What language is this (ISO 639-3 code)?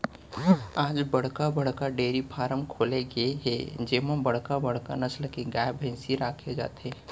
hne